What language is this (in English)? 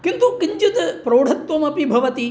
Sanskrit